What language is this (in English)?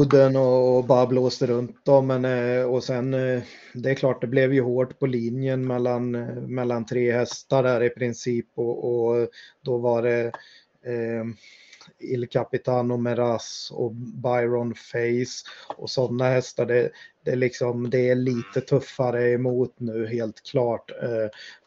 Swedish